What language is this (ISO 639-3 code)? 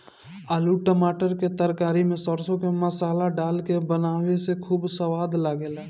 bho